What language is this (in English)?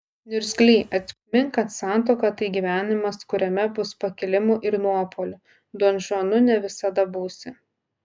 Lithuanian